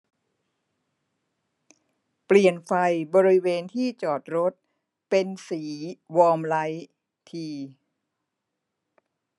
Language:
Thai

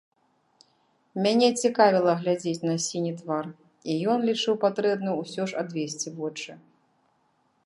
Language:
Belarusian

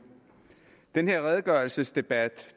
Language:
Danish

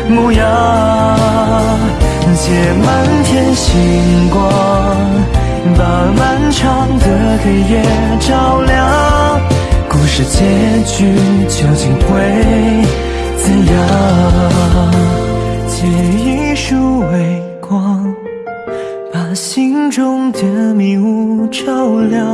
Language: Chinese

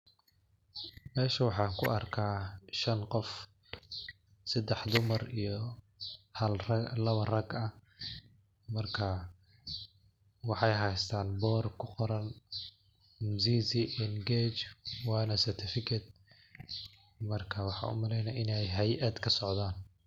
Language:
Somali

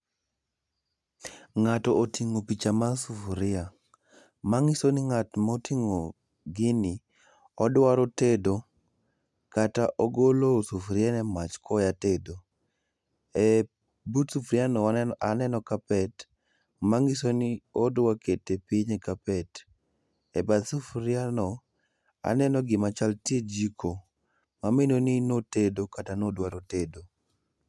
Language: Luo (Kenya and Tanzania)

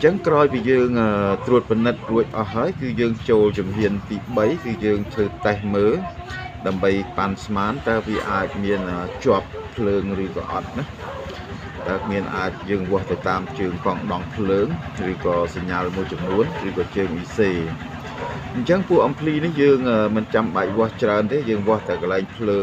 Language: Vietnamese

